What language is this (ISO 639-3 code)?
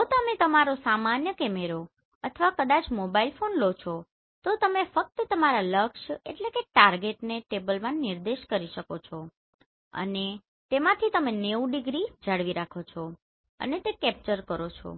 guj